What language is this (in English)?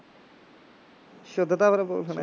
Punjabi